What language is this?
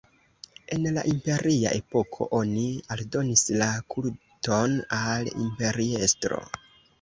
Esperanto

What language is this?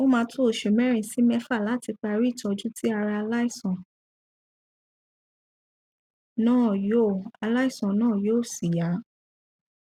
Yoruba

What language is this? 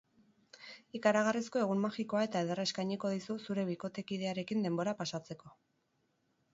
Basque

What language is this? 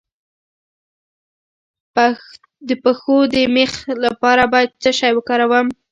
Pashto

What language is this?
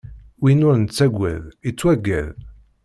Kabyle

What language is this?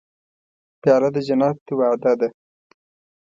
Pashto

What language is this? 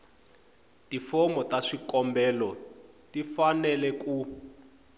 Tsonga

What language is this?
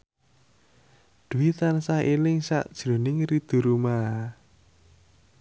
Javanese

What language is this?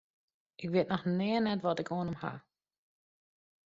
Western Frisian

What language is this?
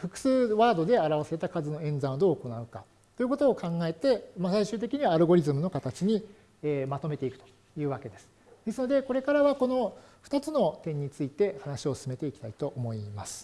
Japanese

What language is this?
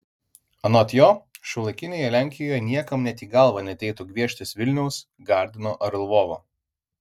Lithuanian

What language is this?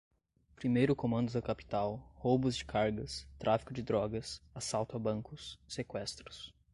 Portuguese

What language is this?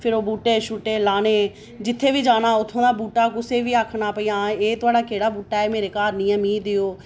Dogri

